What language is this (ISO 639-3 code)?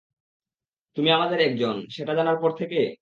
ben